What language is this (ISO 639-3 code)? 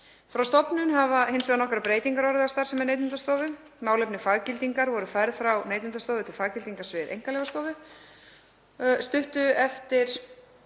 isl